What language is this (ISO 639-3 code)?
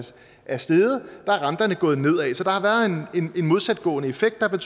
dan